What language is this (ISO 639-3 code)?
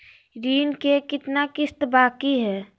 mag